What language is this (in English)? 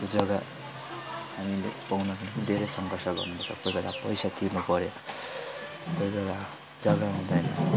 Nepali